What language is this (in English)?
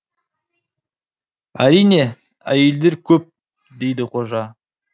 Kazakh